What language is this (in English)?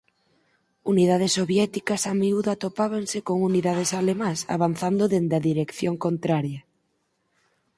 Galician